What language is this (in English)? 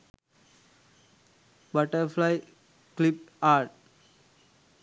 Sinhala